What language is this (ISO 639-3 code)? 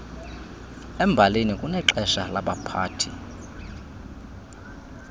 xho